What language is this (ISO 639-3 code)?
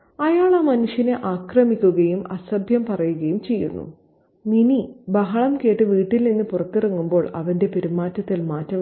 mal